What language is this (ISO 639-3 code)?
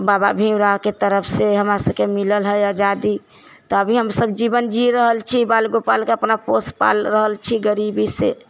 mai